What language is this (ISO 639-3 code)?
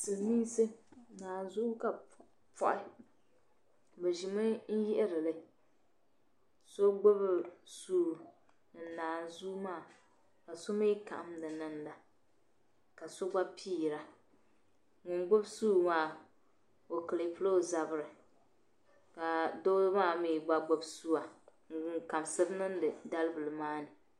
dag